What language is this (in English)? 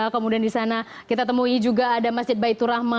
Indonesian